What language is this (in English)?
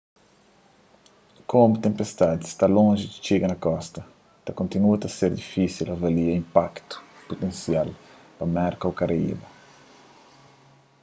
Kabuverdianu